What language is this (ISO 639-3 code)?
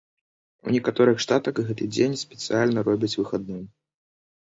bel